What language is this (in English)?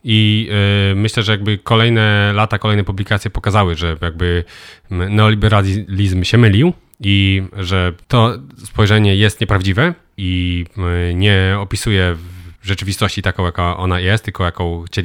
Polish